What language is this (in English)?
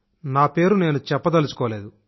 Telugu